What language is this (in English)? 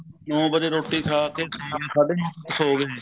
Punjabi